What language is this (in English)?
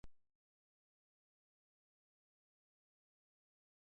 Slovenian